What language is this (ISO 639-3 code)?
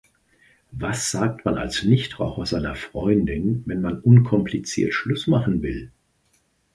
deu